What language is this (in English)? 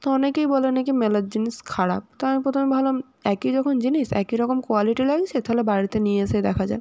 Bangla